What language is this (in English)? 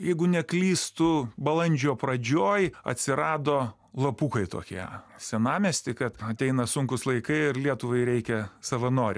Lithuanian